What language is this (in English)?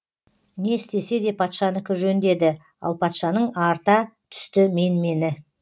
Kazakh